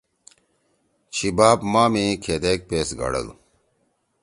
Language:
Torwali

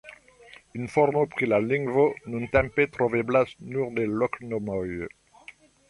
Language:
Esperanto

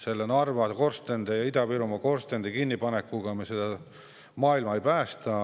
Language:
Estonian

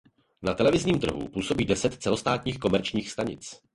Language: Czech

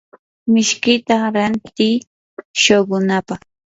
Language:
Yanahuanca Pasco Quechua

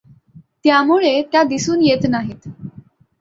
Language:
Marathi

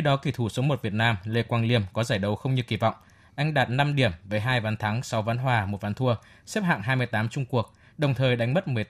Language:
Vietnamese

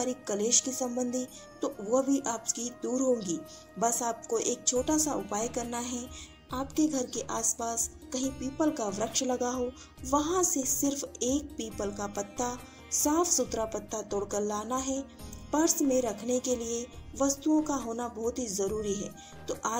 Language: Hindi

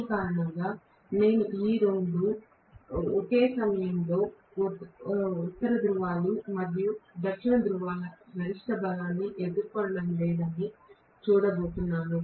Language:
Telugu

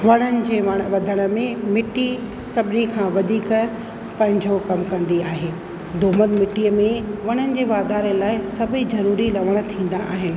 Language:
Sindhi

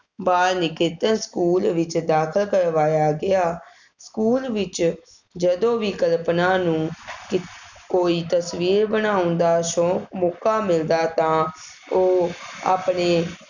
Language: Punjabi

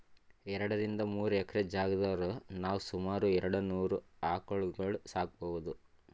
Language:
Kannada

